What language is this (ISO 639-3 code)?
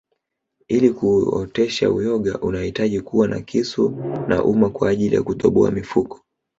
swa